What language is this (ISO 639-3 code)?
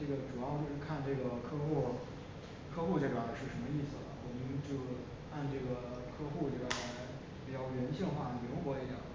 zho